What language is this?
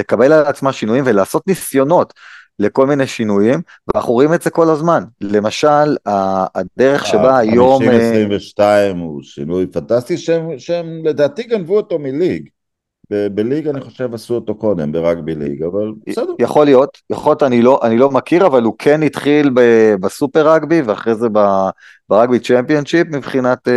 Hebrew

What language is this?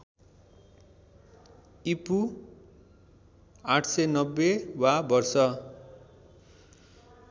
Nepali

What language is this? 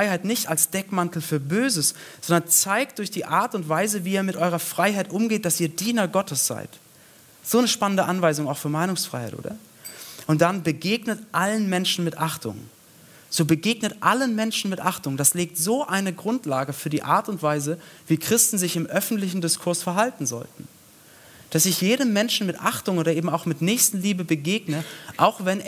German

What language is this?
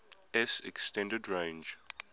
English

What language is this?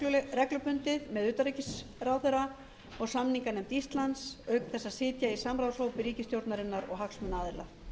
Icelandic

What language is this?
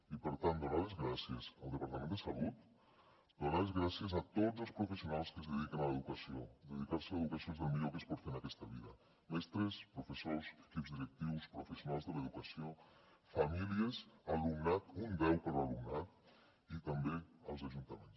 Catalan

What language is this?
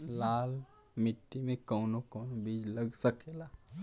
Bhojpuri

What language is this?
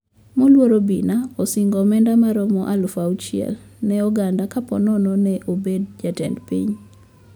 Luo (Kenya and Tanzania)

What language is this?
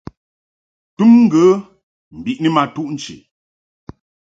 Mungaka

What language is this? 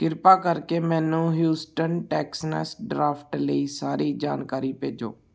Punjabi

